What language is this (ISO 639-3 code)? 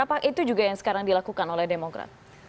ind